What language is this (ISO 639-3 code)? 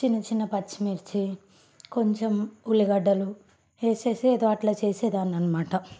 tel